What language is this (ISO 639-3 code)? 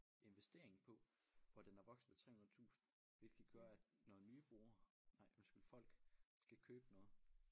dan